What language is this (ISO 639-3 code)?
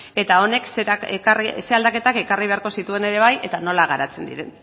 eus